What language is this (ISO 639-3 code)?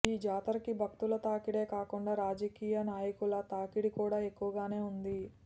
tel